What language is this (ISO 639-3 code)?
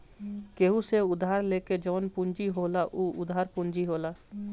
bho